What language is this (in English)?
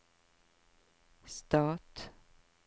Norwegian